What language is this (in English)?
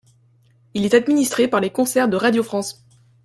French